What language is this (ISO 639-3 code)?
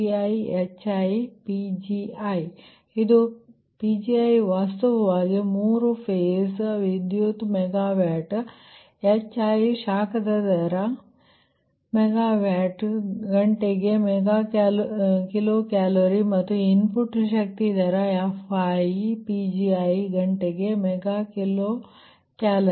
kan